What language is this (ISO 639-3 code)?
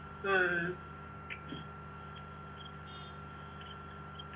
mal